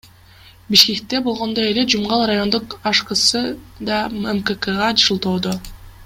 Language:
Kyrgyz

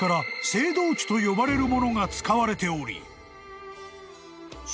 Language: Japanese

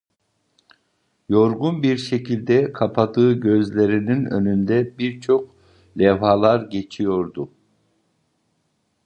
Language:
Turkish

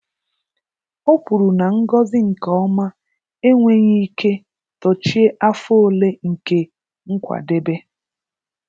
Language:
Igbo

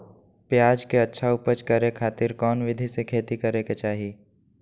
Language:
Magahi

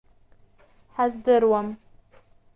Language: Abkhazian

